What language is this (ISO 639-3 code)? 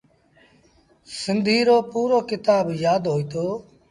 sbn